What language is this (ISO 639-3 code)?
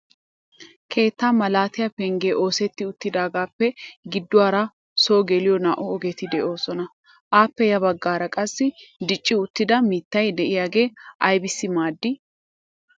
wal